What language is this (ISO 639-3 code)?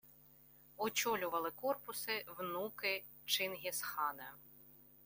ukr